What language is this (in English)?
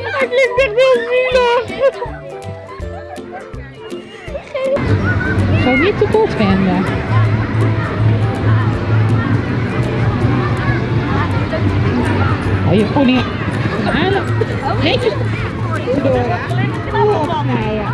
Dutch